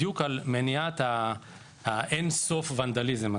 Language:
Hebrew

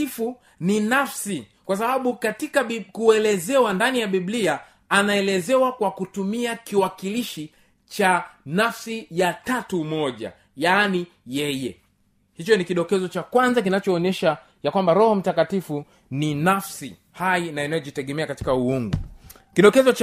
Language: Swahili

